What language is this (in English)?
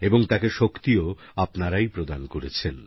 Bangla